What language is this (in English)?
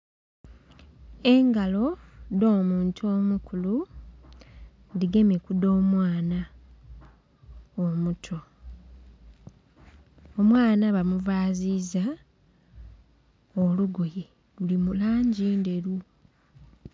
Soga